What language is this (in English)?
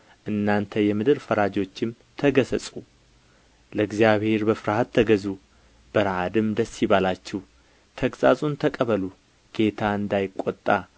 Amharic